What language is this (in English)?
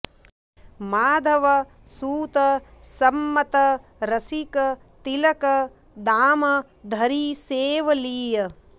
Sanskrit